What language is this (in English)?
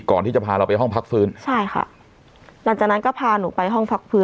Thai